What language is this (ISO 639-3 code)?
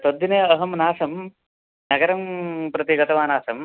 san